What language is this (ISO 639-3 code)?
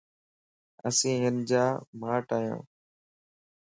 lss